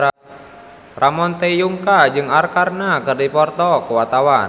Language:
Sundanese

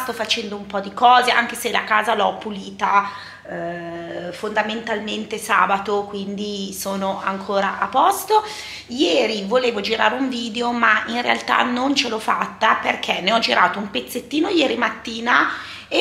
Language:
Italian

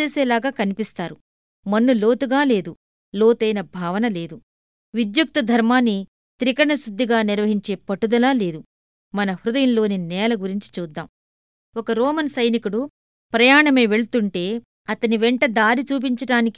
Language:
Telugu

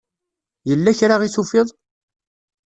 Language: Kabyle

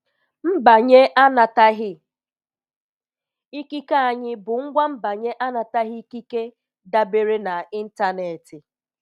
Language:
Igbo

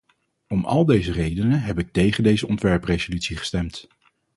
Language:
Dutch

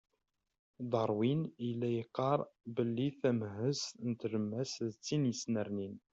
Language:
Kabyle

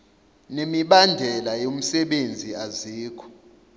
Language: Zulu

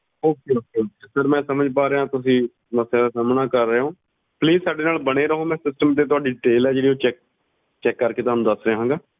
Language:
Punjabi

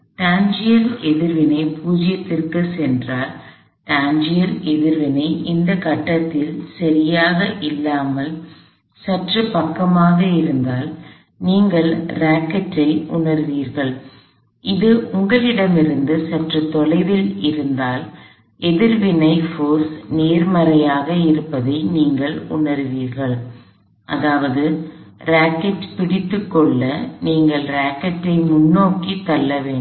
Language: Tamil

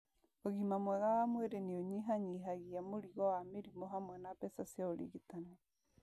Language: Kikuyu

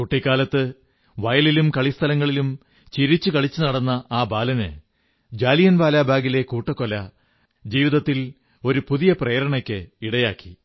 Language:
Malayalam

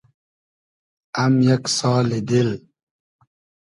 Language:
Hazaragi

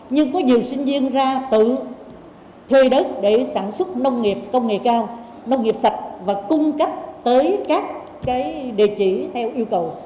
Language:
Vietnamese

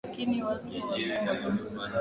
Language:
Swahili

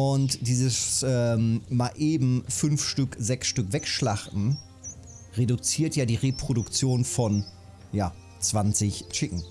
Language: German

